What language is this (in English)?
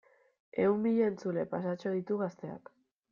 Basque